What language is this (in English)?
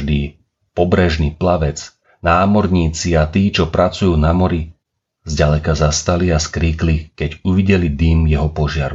Slovak